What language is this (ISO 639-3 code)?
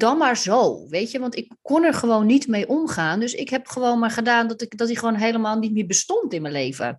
nld